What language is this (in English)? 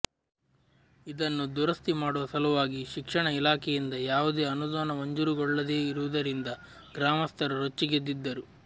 Kannada